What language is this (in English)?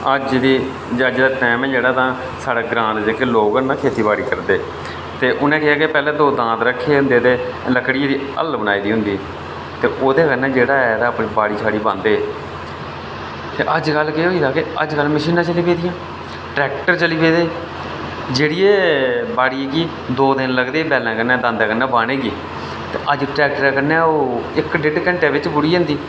Dogri